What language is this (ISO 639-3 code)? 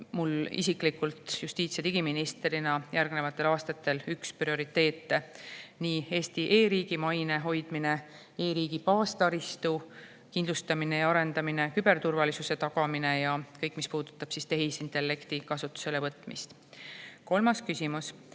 est